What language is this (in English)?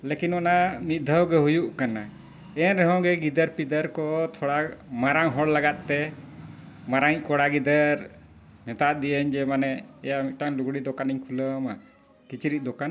Santali